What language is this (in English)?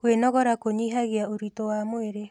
Kikuyu